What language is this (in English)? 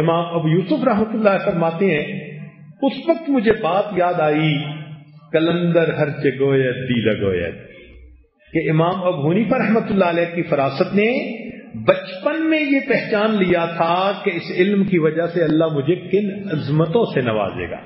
Hindi